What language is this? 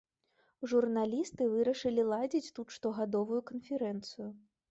Belarusian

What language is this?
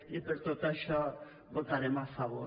Catalan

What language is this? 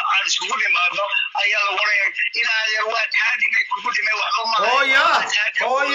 Arabic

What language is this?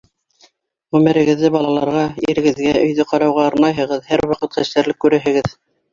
Bashkir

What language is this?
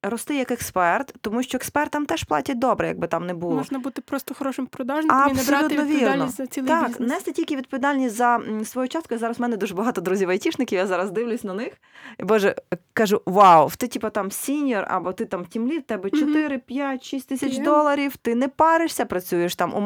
Ukrainian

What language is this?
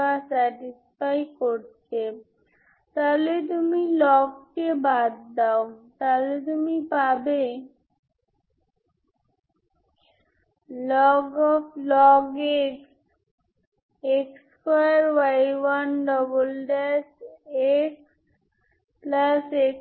Bangla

